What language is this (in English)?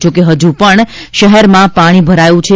Gujarati